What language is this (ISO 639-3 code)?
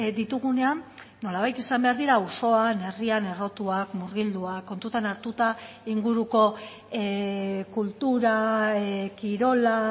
eus